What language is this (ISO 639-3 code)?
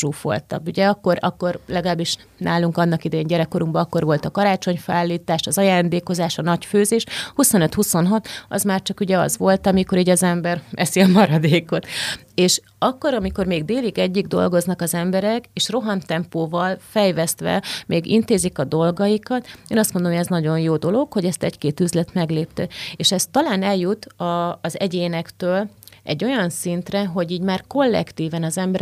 hun